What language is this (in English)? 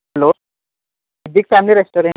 Kannada